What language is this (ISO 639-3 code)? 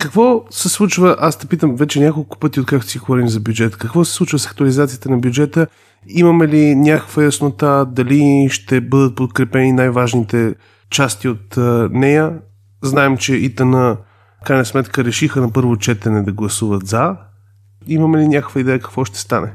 bul